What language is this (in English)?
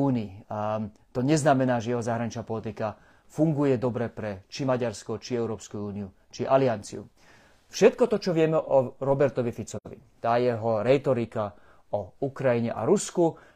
Slovak